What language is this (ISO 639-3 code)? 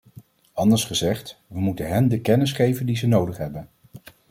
nld